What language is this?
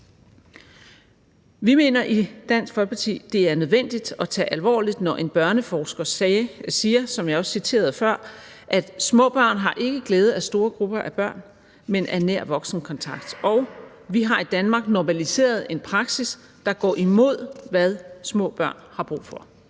Danish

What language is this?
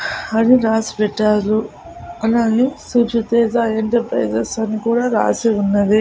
Telugu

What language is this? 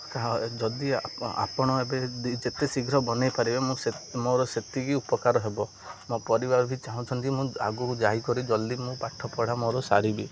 Odia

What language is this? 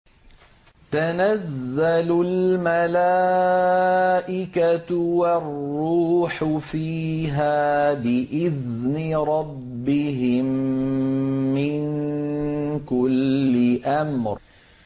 Arabic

